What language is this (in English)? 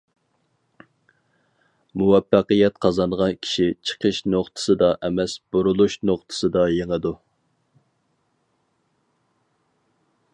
Uyghur